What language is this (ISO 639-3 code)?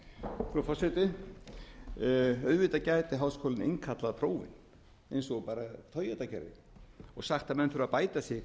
isl